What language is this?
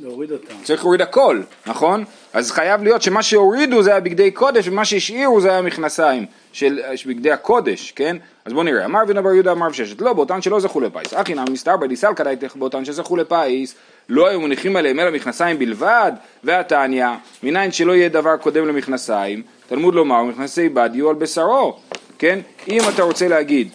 Hebrew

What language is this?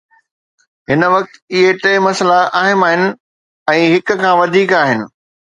Sindhi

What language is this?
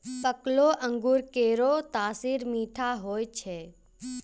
Maithili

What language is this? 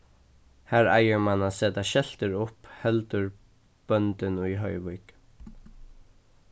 Faroese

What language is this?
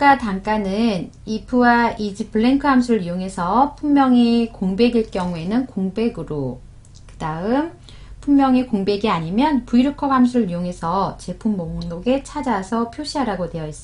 Korean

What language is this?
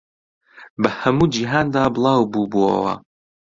Central Kurdish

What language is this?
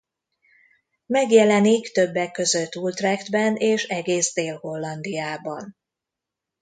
Hungarian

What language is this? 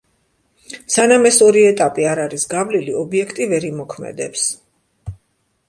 Georgian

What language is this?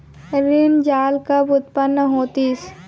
Chhattisgarhi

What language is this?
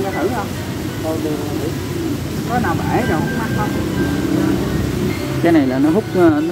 Vietnamese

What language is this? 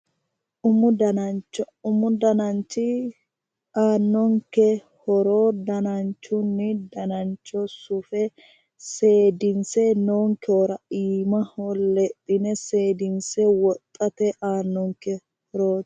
Sidamo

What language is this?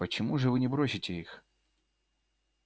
Russian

